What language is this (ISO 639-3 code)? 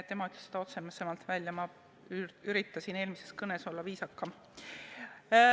est